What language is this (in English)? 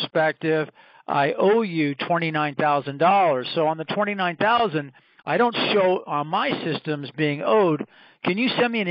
English